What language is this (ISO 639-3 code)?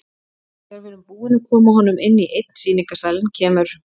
isl